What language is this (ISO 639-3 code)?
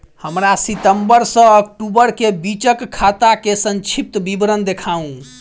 mai